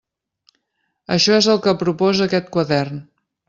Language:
Catalan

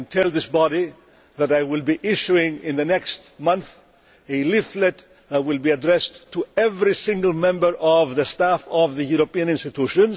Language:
English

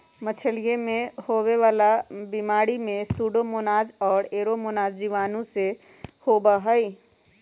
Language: Magahi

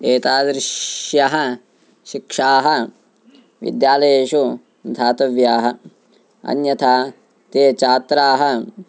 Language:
Sanskrit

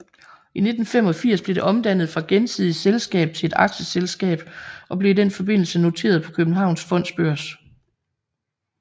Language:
Danish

